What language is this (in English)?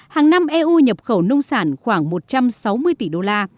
Vietnamese